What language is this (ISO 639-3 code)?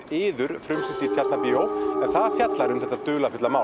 isl